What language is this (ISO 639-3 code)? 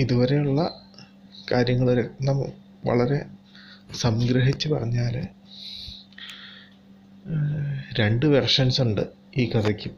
mal